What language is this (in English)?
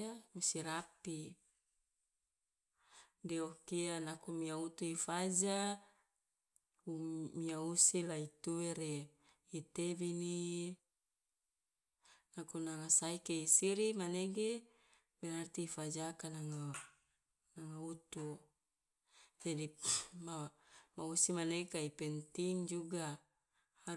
Loloda